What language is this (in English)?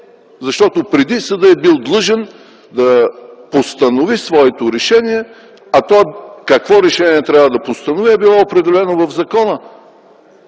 Bulgarian